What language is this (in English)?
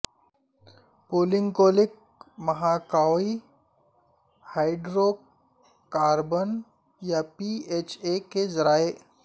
Urdu